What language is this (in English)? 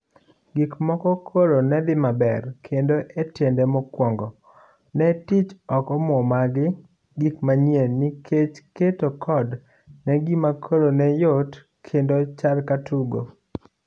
Luo (Kenya and Tanzania)